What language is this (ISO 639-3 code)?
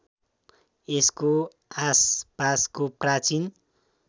nep